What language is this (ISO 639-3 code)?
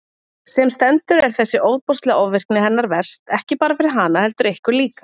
isl